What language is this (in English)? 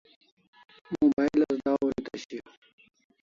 Kalasha